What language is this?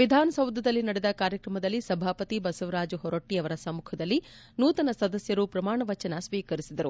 Kannada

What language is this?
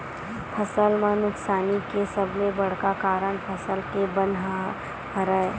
Chhattisgarhi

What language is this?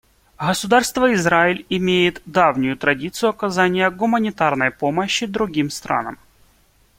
Russian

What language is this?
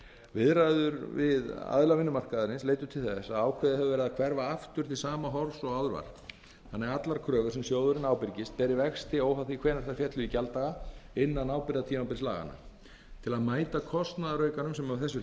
Icelandic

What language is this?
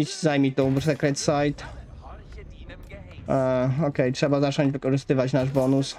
Polish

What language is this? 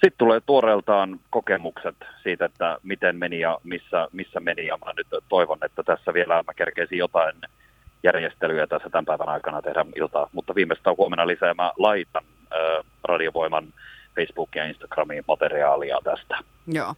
Finnish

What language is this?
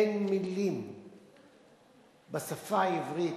Hebrew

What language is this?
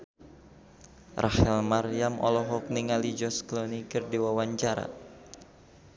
Sundanese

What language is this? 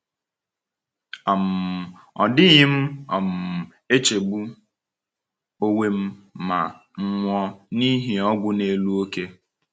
Igbo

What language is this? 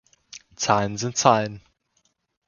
German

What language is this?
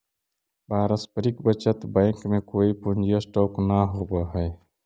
Magahi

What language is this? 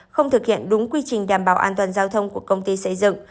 Vietnamese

